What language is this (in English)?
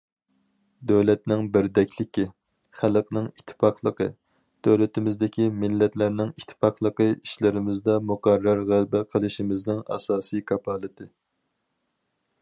Uyghur